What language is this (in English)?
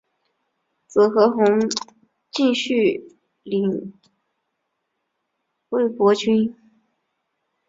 Chinese